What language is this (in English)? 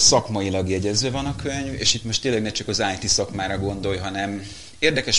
Hungarian